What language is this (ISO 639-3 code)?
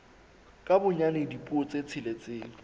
sot